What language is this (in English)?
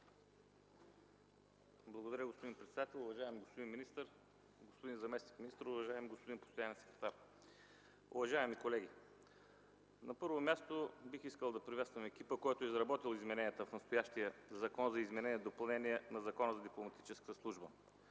Bulgarian